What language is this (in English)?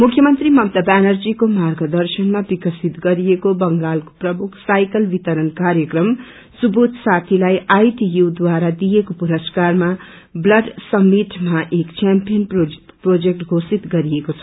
Nepali